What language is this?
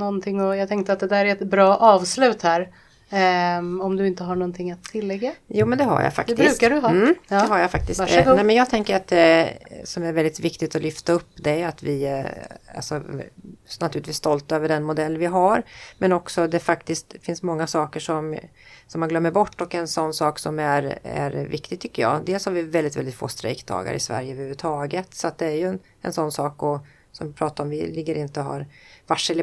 Swedish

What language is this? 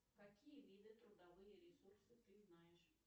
Russian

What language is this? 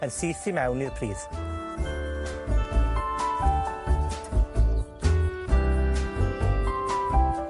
Welsh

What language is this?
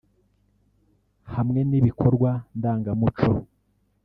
Kinyarwanda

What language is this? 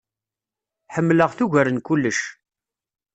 Kabyle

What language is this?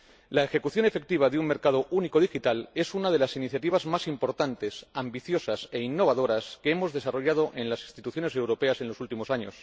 Spanish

